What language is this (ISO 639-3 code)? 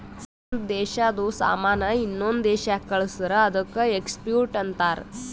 kan